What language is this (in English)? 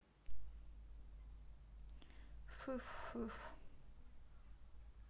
Russian